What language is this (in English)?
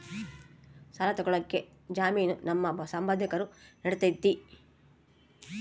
Kannada